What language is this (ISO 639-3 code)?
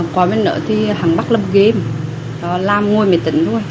vie